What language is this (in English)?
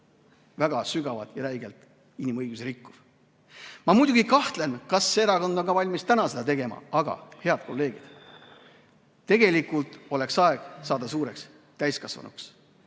Estonian